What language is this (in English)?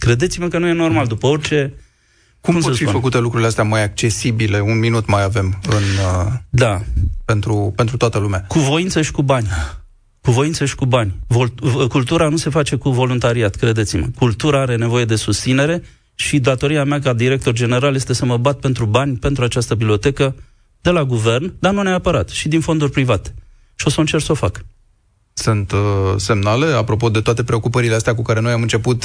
Romanian